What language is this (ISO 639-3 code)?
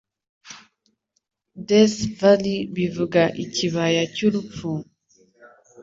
kin